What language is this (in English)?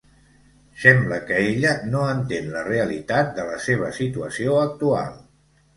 Catalan